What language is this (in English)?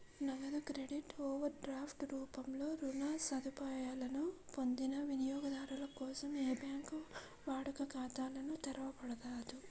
Telugu